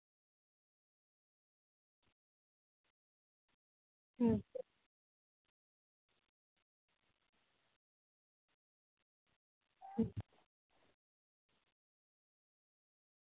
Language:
Santali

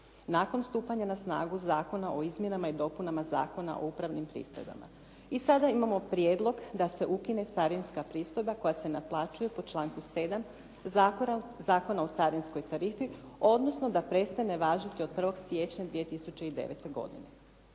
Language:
Croatian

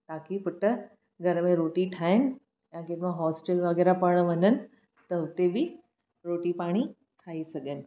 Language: Sindhi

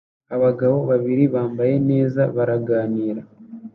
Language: Kinyarwanda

